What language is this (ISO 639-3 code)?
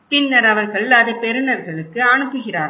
tam